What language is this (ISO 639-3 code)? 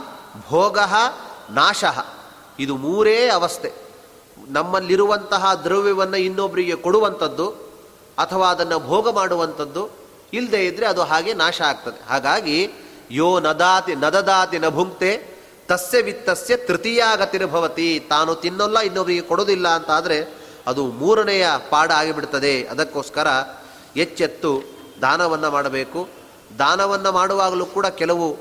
kan